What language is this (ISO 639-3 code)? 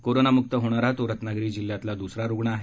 mar